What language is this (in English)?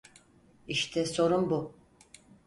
Turkish